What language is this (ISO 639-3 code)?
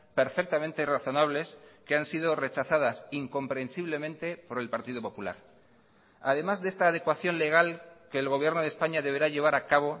spa